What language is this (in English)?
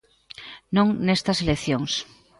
Galician